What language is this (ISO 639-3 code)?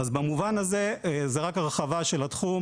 heb